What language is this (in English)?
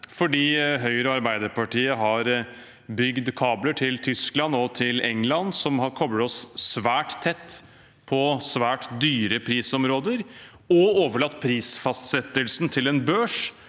Norwegian